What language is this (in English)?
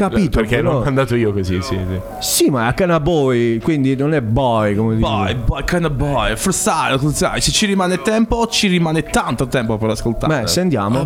Italian